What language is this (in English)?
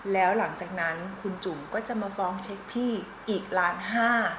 Thai